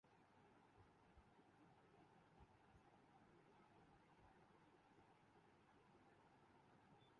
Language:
Urdu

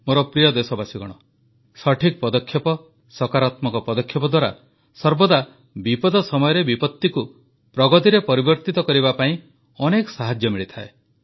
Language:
Odia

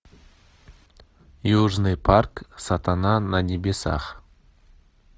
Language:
Russian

